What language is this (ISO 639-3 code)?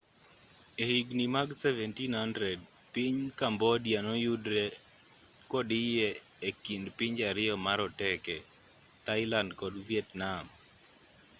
luo